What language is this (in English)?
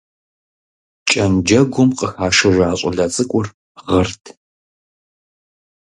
Kabardian